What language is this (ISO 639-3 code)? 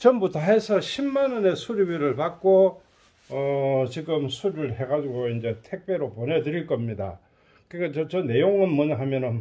kor